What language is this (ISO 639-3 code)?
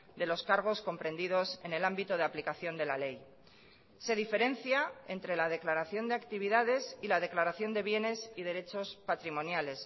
spa